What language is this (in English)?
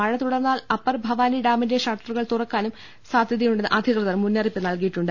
Malayalam